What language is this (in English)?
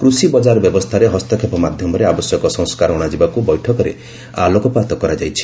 Odia